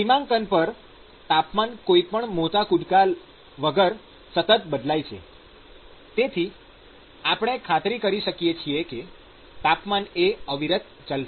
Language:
Gujarati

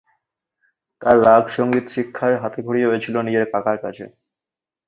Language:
Bangla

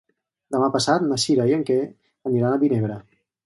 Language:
Catalan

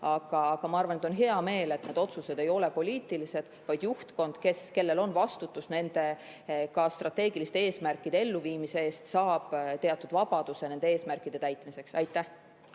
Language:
Estonian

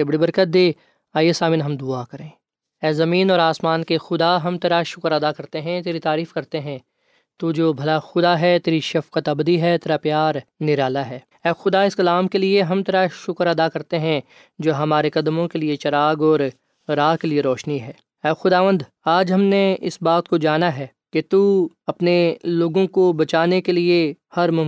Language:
Urdu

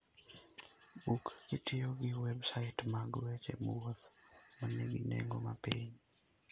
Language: Luo (Kenya and Tanzania)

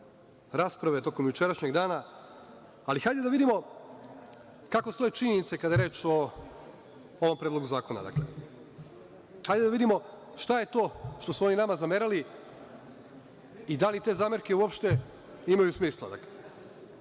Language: Serbian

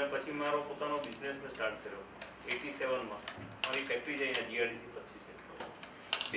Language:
Portuguese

